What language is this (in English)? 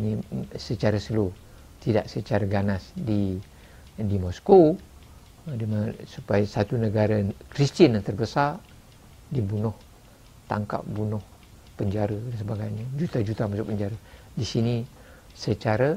Malay